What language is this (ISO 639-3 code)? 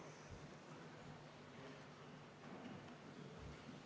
est